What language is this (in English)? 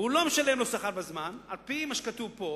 Hebrew